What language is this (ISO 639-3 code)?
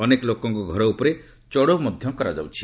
ori